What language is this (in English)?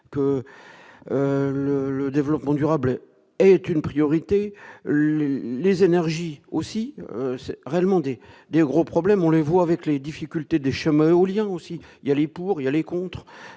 French